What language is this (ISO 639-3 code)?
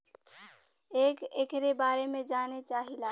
bho